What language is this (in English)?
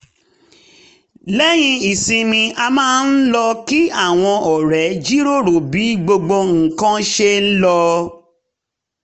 Yoruba